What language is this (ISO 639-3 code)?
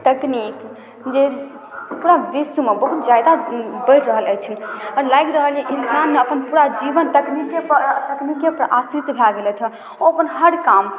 mai